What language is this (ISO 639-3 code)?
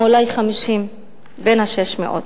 heb